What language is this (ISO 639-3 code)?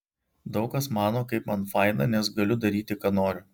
lit